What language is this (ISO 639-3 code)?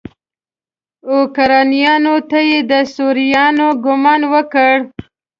pus